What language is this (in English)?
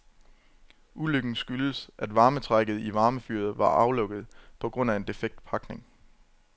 Danish